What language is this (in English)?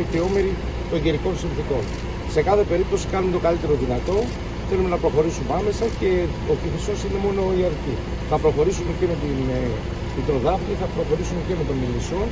Greek